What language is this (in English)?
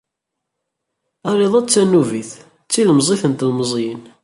Kabyle